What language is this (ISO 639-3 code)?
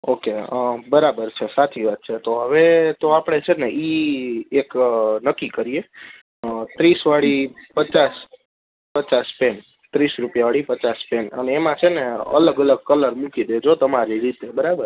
guj